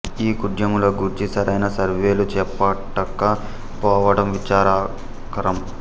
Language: Telugu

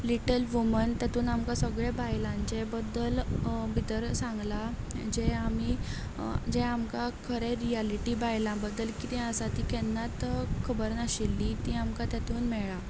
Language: Konkani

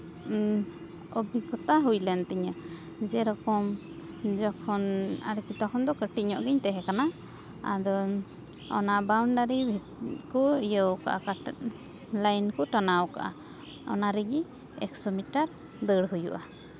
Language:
Santali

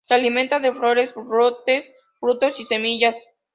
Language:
Spanish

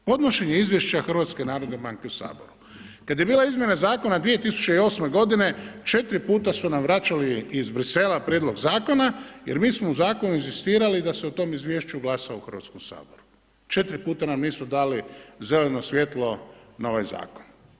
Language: Croatian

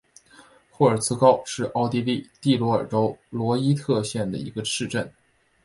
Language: Chinese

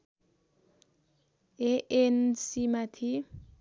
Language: Nepali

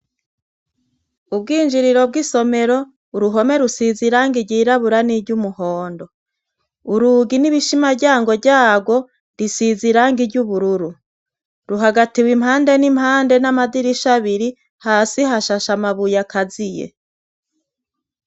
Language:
Rundi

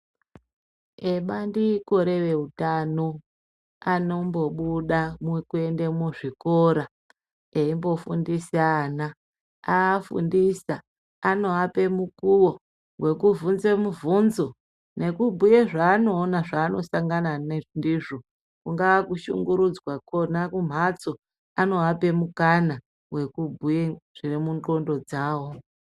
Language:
Ndau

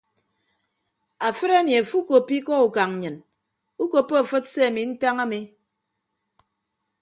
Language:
Ibibio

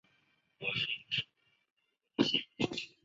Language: Chinese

